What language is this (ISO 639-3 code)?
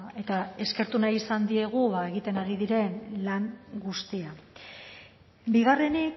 eus